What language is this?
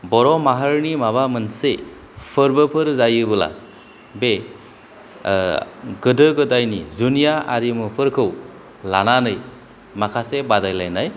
Bodo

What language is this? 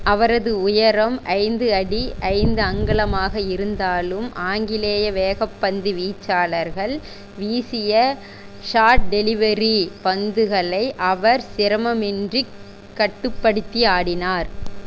Tamil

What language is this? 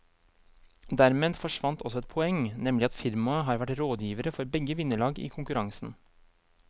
Norwegian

